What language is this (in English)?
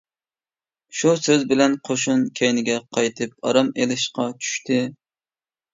Uyghur